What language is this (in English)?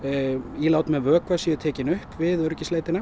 Icelandic